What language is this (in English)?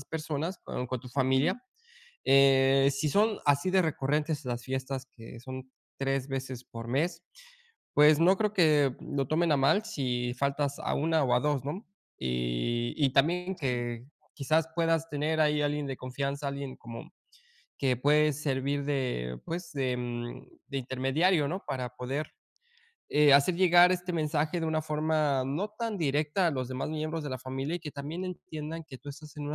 Spanish